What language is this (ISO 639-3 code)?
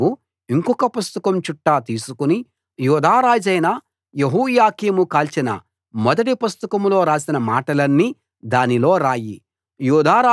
tel